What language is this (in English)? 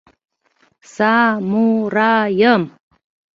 Mari